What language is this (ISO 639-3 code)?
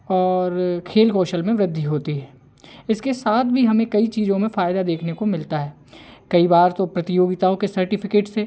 hin